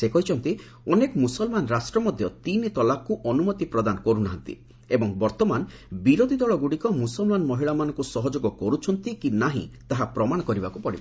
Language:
Odia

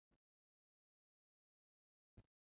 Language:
Chinese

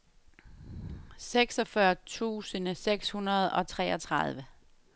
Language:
Danish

